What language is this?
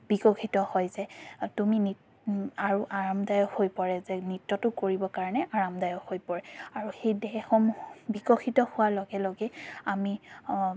Assamese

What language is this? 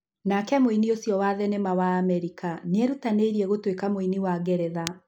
Kikuyu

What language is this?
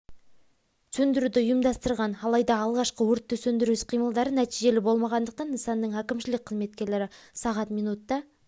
Kazakh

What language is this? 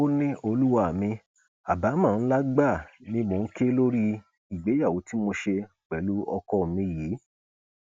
Yoruba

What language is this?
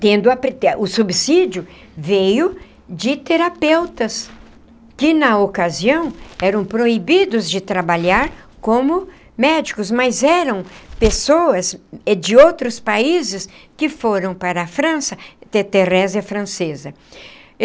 Portuguese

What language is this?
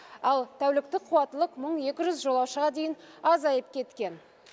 Kazakh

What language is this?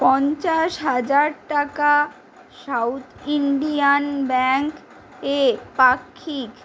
Bangla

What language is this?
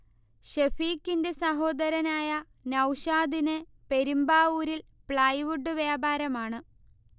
Malayalam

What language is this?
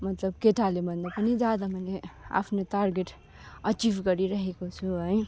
Nepali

